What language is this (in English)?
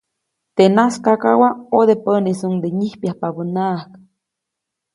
Copainalá Zoque